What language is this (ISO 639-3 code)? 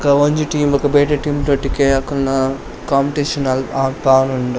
tcy